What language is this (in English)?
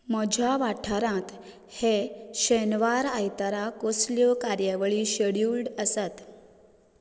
Konkani